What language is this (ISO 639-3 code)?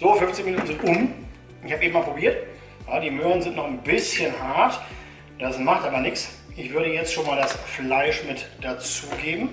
deu